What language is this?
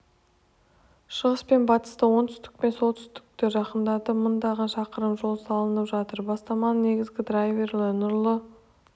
Kazakh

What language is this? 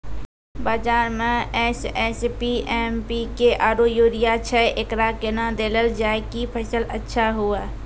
Maithili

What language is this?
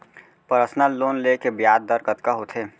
Chhattisgarhi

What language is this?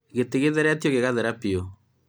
Kikuyu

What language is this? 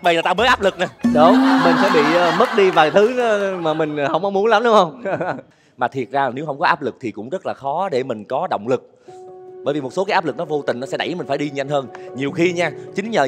Vietnamese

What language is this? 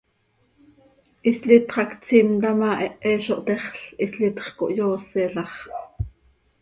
Seri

